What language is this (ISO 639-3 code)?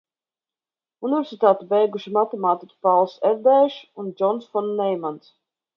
lav